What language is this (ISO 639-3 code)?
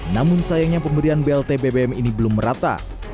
ind